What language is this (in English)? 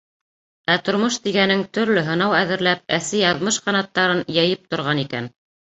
Bashkir